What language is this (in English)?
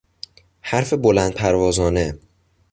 Persian